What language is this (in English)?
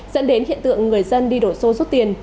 Vietnamese